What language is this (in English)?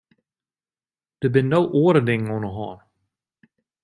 Western Frisian